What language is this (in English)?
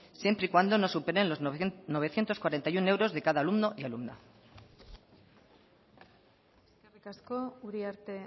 Spanish